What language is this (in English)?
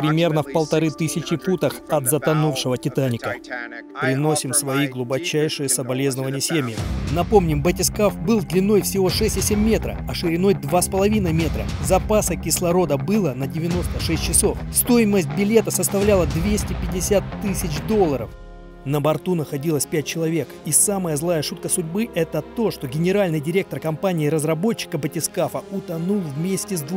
Russian